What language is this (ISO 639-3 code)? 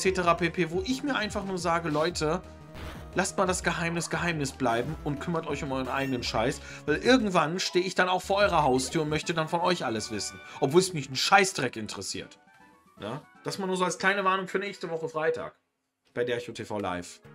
deu